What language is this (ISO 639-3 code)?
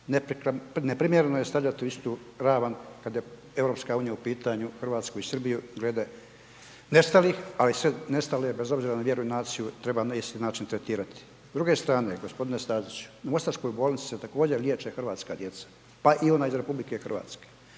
hrv